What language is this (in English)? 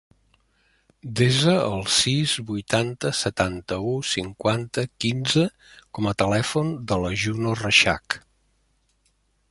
Catalan